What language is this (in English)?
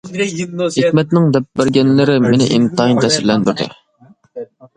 Uyghur